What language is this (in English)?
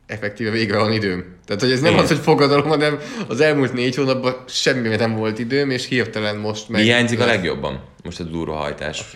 Hungarian